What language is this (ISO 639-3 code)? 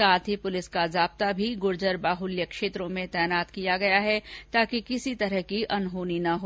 hin